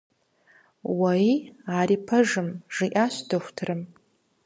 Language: Kabardian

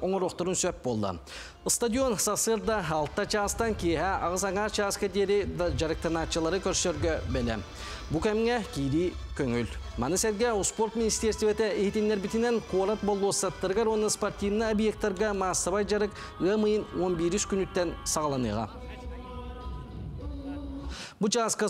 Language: Turkish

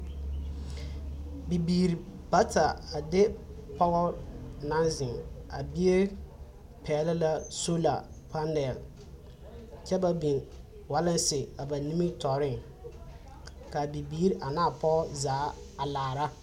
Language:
Southern Dagaare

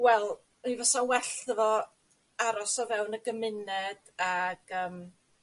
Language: Welsh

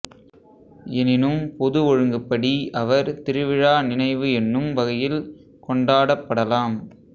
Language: Tamil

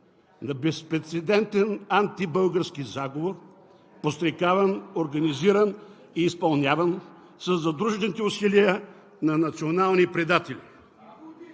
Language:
Bulgarian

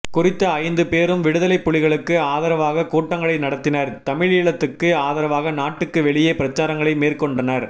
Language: Tamil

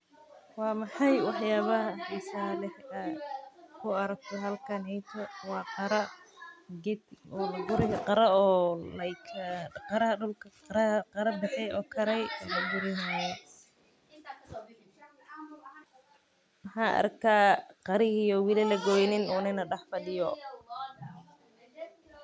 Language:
Somali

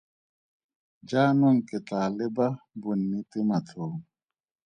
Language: Tswana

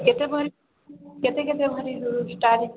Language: Odia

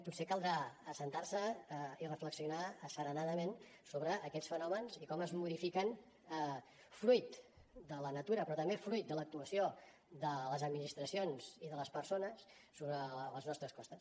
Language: Catalan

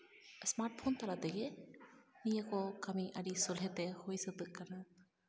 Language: Santali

